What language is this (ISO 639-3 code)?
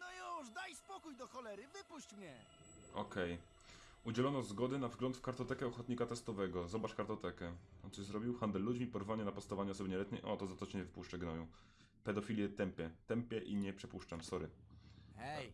pol